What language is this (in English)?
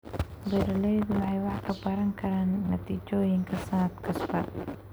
Somali